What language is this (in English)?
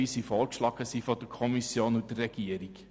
Swiss German